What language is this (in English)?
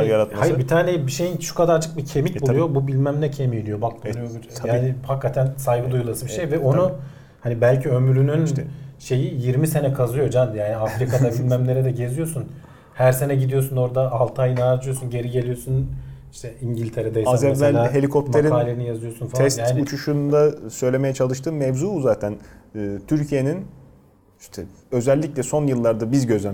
Turkish